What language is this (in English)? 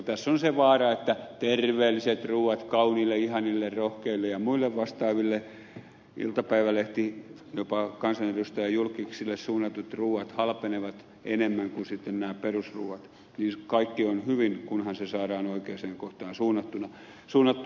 Finnish